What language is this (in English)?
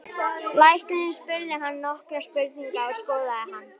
Icelandic